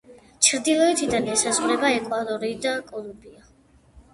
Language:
Georgian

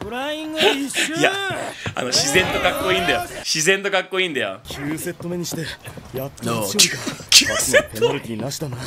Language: Japanese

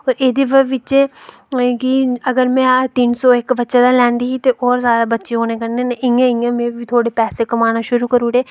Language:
Dogri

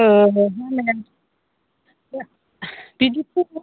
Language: Bodo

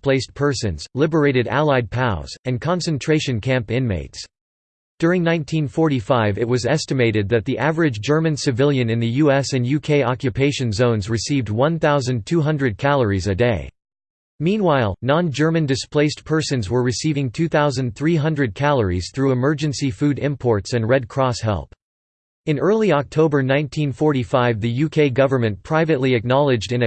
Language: English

